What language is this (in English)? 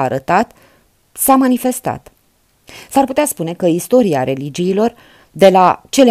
Romanian